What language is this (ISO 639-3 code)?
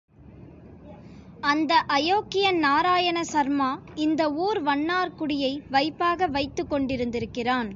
tam